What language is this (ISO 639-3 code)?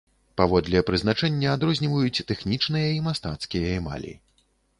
bel